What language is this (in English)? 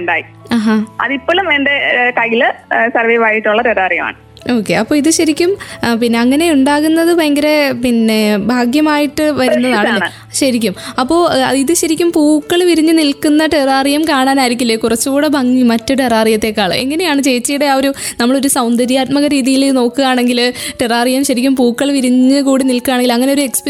Malayalam